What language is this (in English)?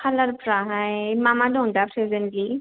Bodo